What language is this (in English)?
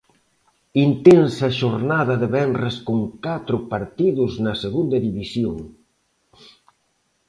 Galician